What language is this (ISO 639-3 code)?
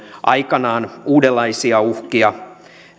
fin